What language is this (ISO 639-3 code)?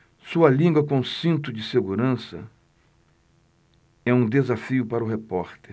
por